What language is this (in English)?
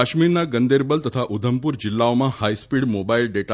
Gujarati